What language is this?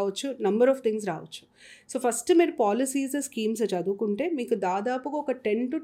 Telugu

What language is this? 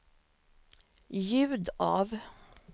Swedish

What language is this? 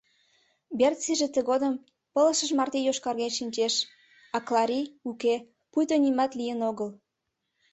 Mari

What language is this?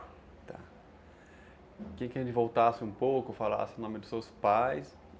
Portuguese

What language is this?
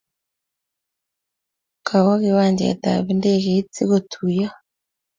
Kalenjin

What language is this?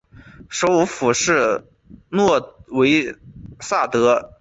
Chinese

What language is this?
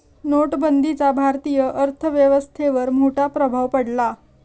Marathi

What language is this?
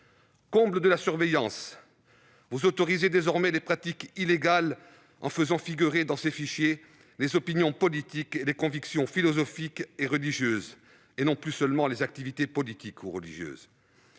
French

